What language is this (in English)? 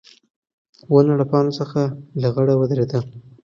Pashto